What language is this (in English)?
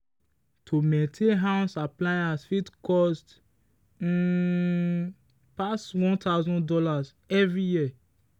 Nigerian Pidgin